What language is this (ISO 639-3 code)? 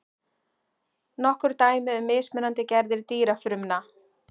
isl